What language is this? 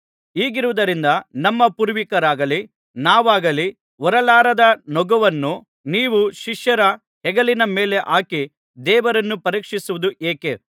Kannada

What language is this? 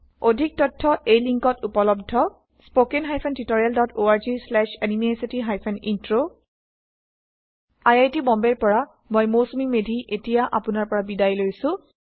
Assamese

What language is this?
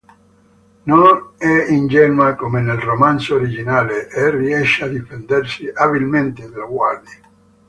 Italian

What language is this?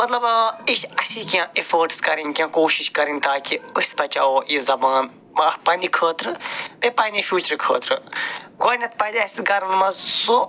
Kashmiri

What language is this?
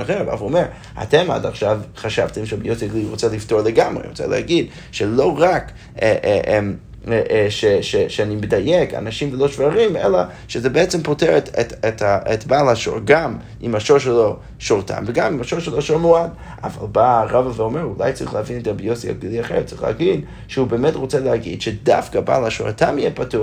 Hebrew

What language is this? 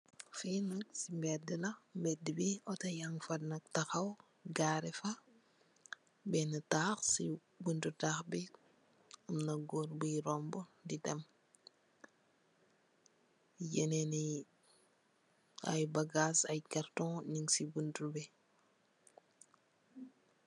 Wolof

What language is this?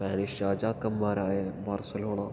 Malayalam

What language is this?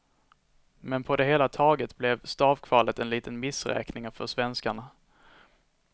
Swedish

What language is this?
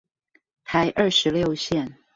Chinese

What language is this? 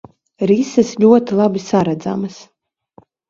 Latvian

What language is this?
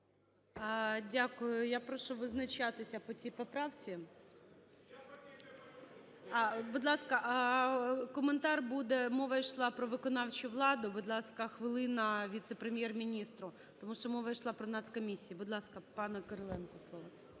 Ukrainian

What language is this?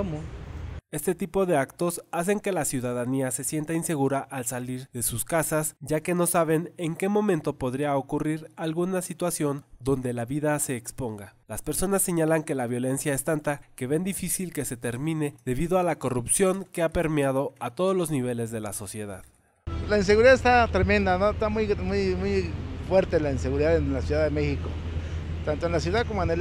Spanish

